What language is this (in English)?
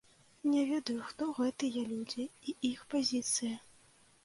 Belarusian